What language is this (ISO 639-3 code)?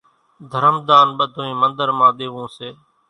gjk